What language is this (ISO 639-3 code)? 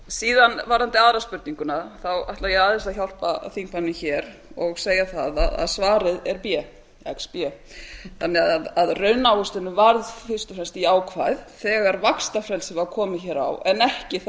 isl